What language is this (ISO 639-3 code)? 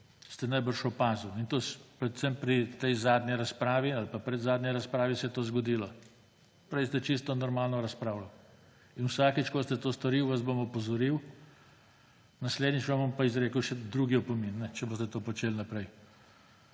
slv